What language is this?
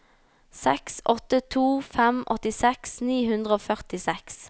Norwegian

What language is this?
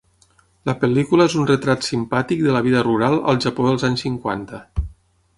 Catalan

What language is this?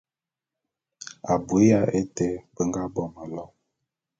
Bulu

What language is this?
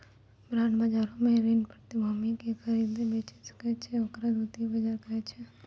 Maithili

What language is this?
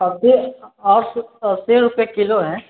Maithili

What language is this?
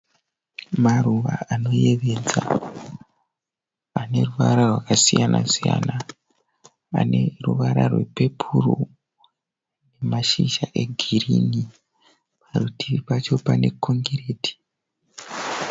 Shona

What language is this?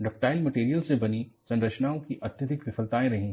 Hindi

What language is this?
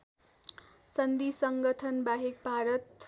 Nepali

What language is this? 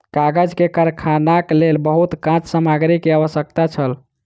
Maithili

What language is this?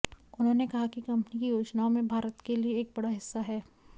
Hindi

